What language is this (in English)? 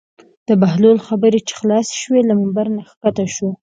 Pashto